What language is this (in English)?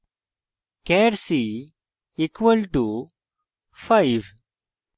Bangla